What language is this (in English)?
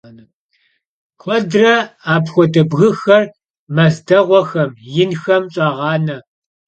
Kabardian